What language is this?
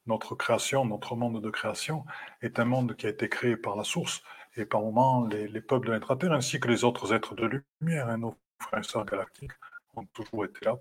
French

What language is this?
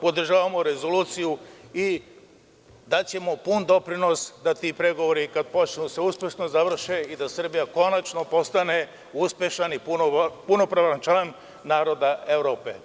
Serbian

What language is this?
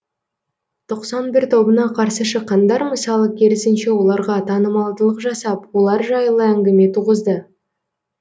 Kazakh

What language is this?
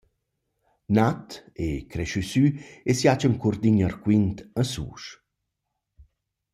Romansh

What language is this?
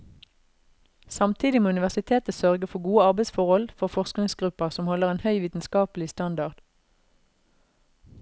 Norwegian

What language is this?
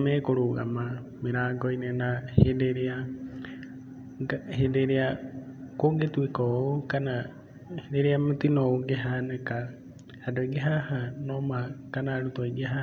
Kikuyu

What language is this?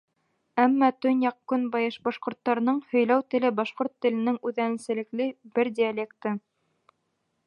Bashkir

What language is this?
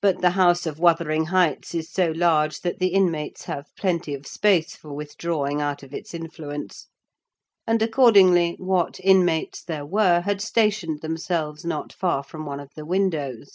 English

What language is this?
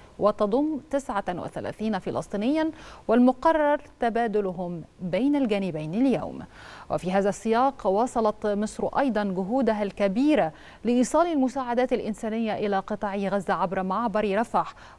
Arabic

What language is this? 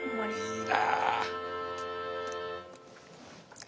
Japanese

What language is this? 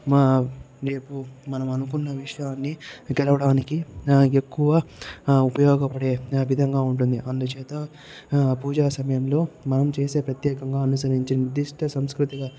Telugu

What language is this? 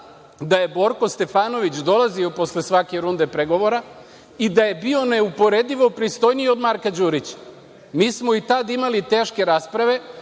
Serbian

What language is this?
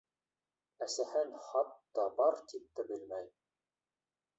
Bashkir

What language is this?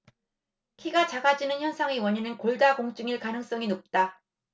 Korean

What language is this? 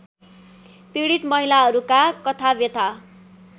Nepali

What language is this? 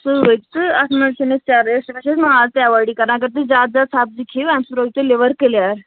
Kashmiri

